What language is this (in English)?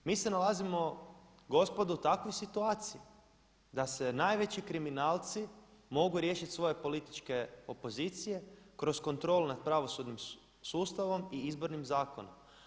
Croatian